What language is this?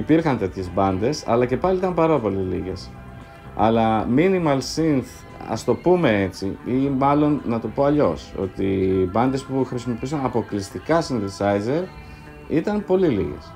Greek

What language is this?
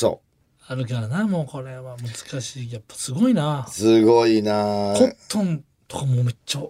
Japanese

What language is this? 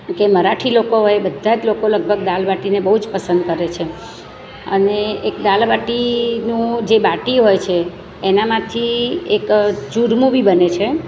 Gujarati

